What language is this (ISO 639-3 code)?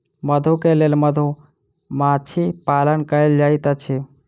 mai